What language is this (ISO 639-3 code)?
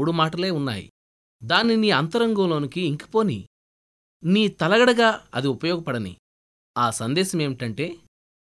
tel